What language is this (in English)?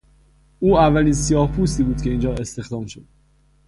Persian